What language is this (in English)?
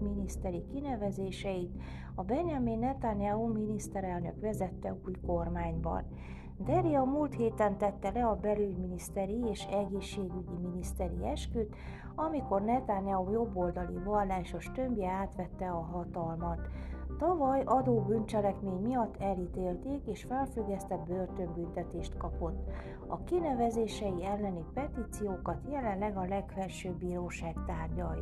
Hungarian